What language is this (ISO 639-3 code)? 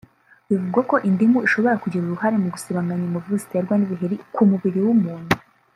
kin